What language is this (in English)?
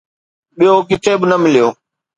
Sindhi